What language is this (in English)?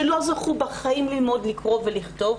Hebrew